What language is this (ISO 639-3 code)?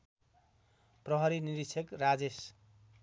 nep